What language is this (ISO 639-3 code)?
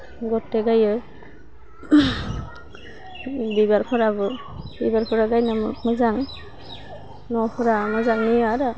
brx